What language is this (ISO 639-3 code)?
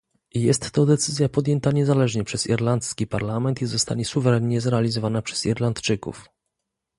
pol